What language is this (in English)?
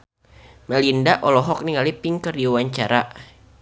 Sundanese